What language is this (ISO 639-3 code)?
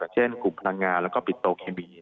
tha